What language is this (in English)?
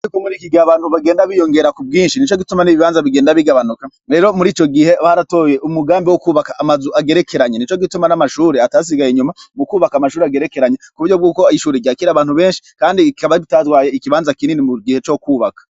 Rundi